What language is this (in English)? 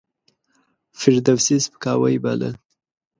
Pashto